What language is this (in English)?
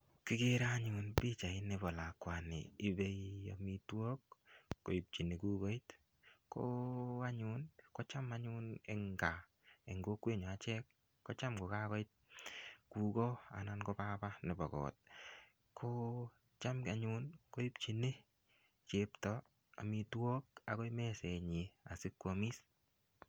Kalenjin